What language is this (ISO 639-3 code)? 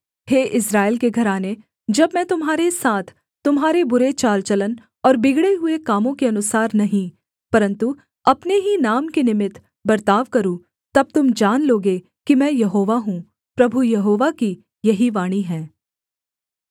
hin